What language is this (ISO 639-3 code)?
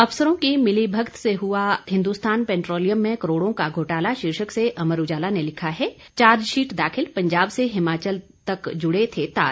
hin